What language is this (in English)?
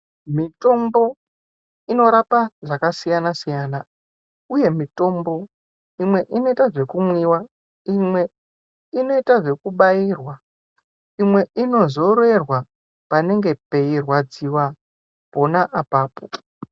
Ndau